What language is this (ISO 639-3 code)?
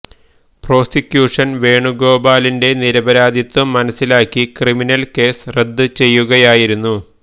mal